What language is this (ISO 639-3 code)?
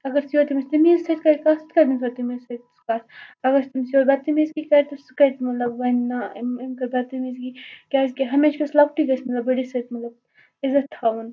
kas